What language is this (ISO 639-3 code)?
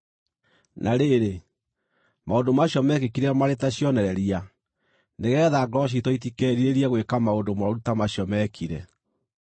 kik